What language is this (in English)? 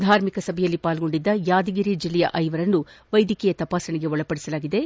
Kannada